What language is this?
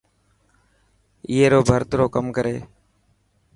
Dhatki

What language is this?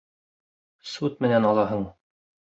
Bashkir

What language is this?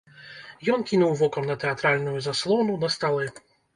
Belarusian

